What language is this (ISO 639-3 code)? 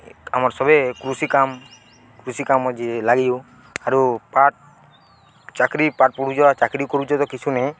ori